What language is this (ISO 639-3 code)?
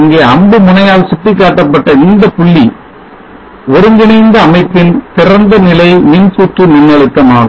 tam